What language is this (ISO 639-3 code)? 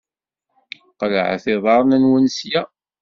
kab